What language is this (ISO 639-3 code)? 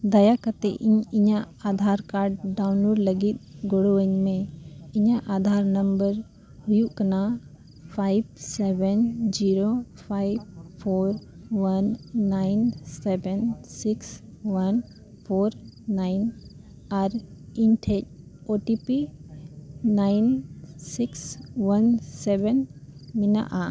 sat